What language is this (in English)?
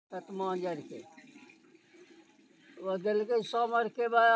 Maithili